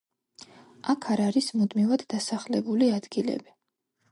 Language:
Georgian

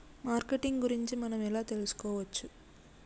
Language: Telugu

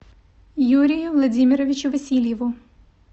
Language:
Russian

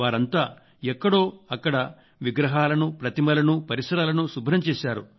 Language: Telugu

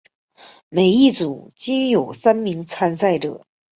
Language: Chinese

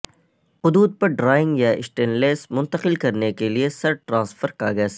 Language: Urdu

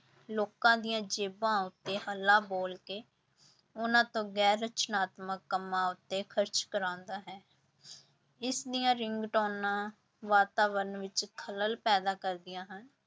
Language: Punjabi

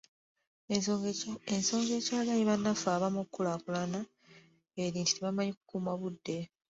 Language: Ganda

